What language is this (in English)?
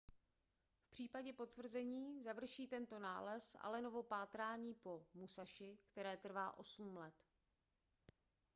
Czech